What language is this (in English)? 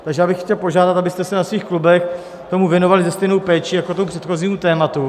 Czech